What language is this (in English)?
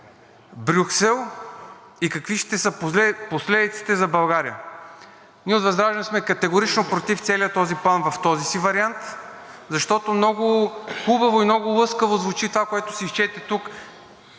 Bulgarian